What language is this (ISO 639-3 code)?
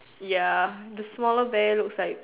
eng